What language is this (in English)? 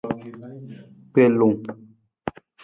Nawdm